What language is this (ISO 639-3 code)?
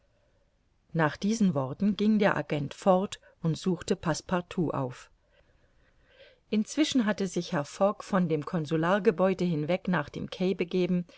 deu